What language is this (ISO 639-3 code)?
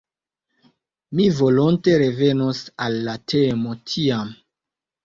epo